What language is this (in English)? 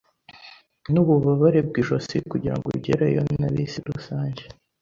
Kinyarwanda